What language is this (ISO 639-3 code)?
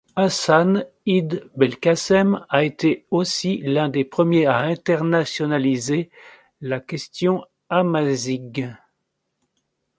fra